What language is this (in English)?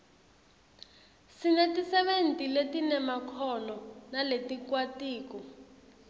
Swati